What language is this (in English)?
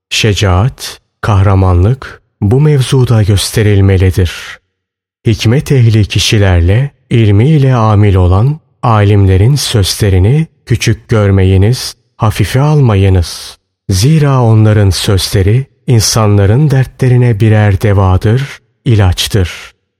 Turkish